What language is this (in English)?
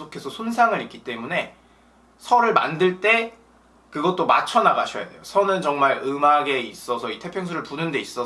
Korean